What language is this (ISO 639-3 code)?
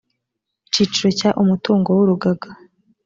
kin